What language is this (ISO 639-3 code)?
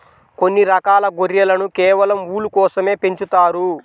tel